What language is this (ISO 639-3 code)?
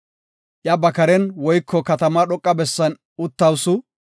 gof